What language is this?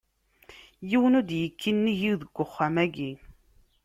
Kabyle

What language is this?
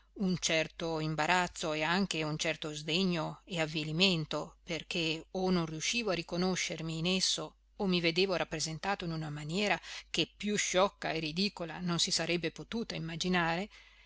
Italian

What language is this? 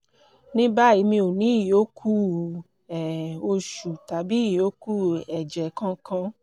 Yoruba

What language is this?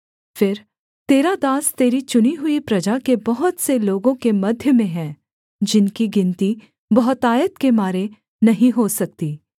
Hindi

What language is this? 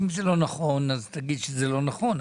Hebrew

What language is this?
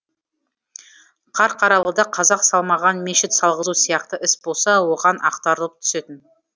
Kazakh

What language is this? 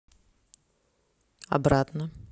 Russian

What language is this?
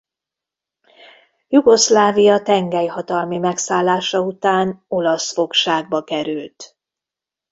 Hungarian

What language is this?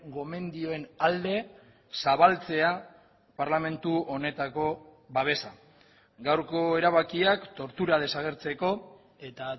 Basque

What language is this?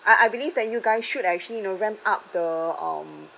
English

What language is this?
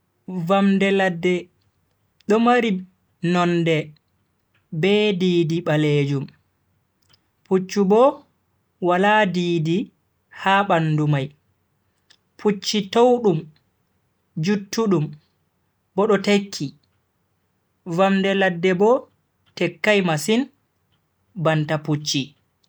Bagirmi Fulfulde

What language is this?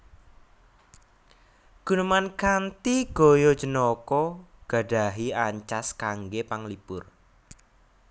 Javanese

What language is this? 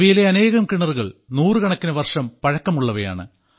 Malayalam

